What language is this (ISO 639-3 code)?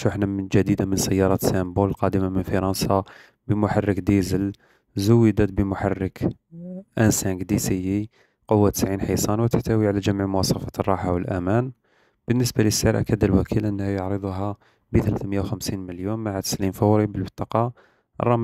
ara